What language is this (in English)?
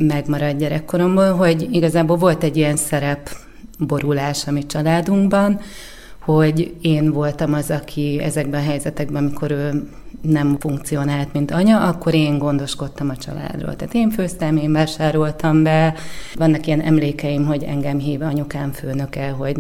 Hungarian